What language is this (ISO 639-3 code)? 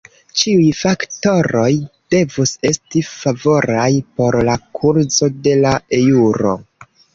epo